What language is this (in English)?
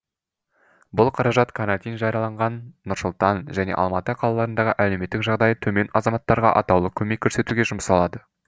Kazakh